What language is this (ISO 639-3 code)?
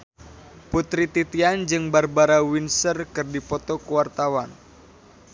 sun